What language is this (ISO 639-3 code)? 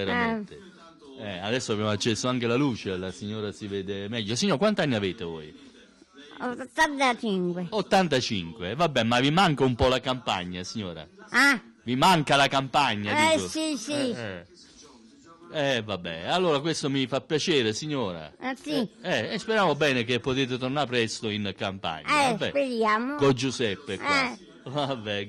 ita